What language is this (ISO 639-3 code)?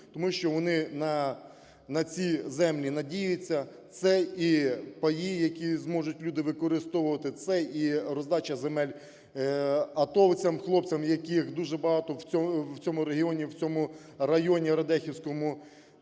ukr